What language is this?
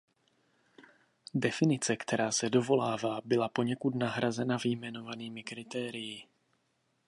Czech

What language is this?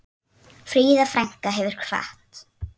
Icelandic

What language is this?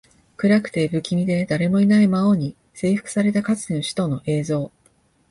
Japanese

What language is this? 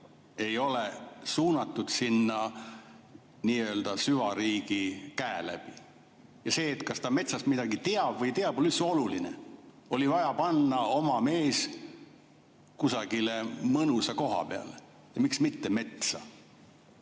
Estonian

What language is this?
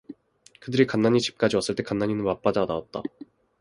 Korean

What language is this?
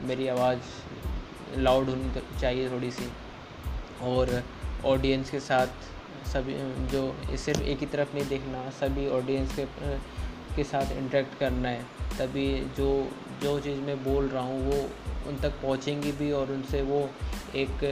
Hindi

